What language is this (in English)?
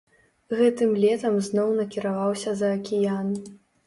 Belarusian